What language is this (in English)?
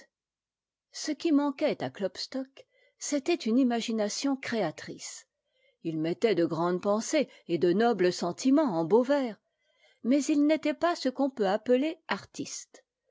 French